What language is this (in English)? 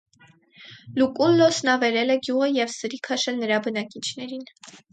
Armenian